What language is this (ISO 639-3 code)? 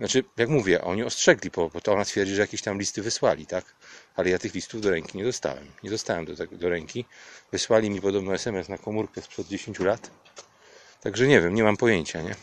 pol